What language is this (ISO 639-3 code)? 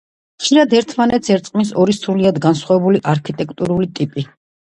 kat